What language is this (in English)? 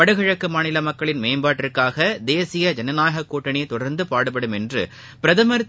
Tamil